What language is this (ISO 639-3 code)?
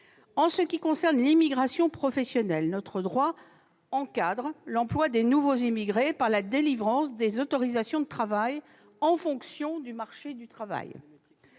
fra